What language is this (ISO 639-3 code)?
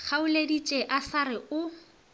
nso